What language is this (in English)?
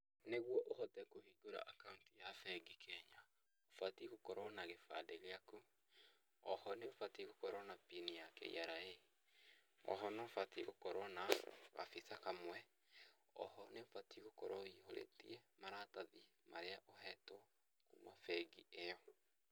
Kikuyu